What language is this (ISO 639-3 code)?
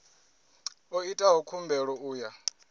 ven